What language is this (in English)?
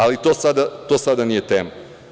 Serbian